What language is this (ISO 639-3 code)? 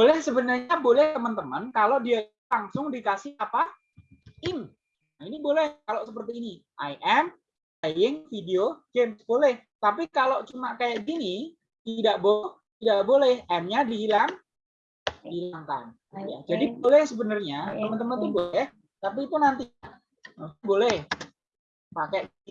ind